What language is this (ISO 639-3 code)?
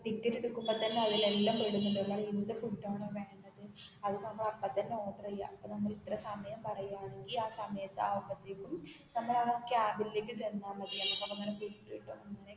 mal